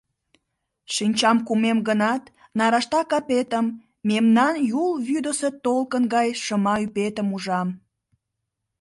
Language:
Mari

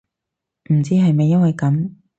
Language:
Cantonese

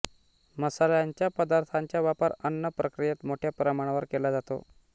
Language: Marathi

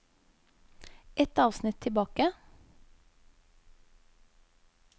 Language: Norwegian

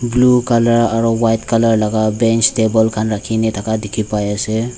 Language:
Naga Pidgin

